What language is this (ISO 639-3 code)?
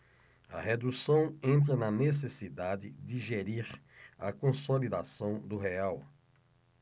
por